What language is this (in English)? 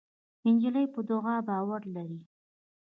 Pashto